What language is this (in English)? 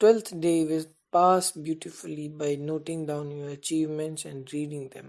English